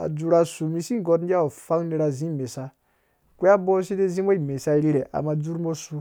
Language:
Dũya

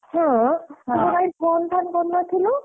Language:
Odia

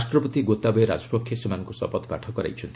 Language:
Odia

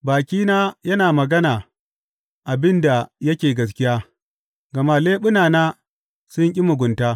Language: Hausa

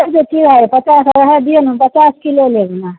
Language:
Maithili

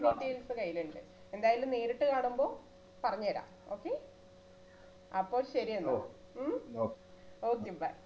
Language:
Malayalam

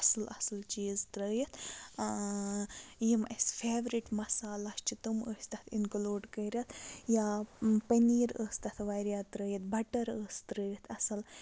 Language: Kashmiri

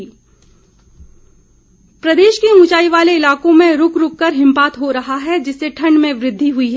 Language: Hindi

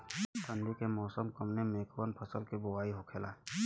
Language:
Bhojpuri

